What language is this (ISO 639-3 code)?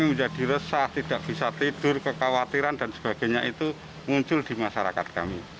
ind